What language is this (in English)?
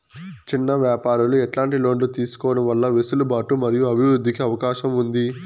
Telugu